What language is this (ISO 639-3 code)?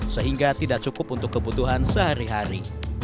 ind